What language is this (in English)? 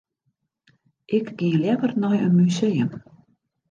Western Frisian